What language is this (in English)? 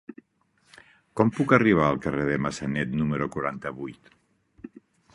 Catalan